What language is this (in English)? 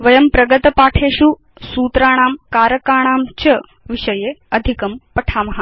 Sanskrit